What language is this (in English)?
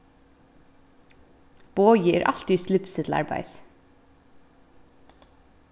Faroese